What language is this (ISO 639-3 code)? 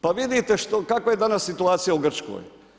hrv